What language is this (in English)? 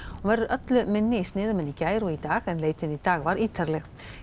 Icelandic